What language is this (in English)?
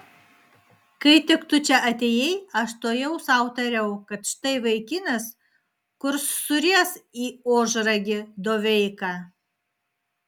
Lithuanian